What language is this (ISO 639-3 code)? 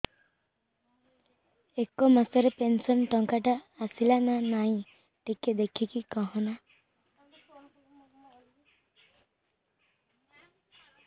ori